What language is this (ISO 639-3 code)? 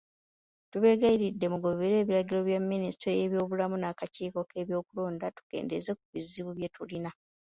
lug